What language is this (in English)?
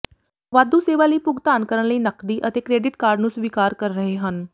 Punjabi